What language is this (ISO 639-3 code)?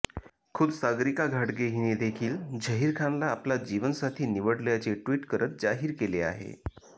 mar